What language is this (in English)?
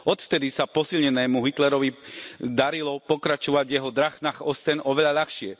Slovak